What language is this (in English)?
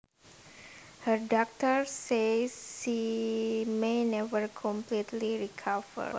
Javanese